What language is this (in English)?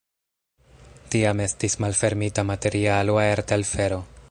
Esperanto